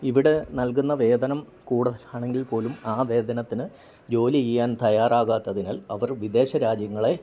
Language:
Malayalam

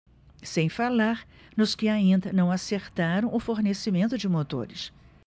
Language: Portuguese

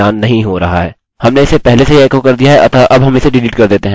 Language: Hindi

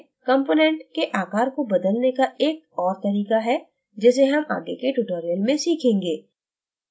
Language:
Hindi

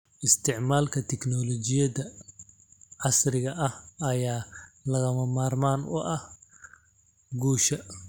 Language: Somali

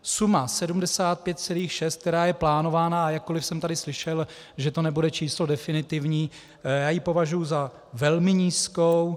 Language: Czech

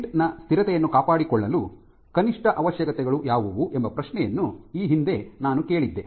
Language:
Kannada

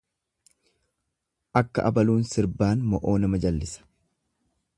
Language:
Oromo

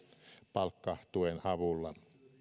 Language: Finnish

